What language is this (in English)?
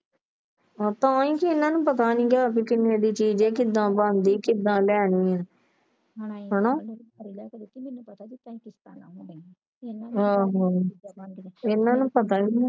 Punjabi